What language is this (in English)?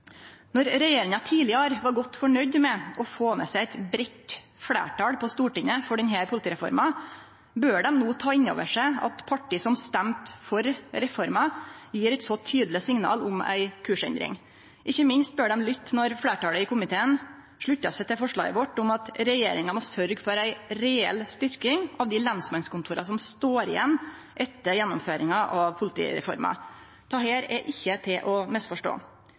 Norwegian Nynorsk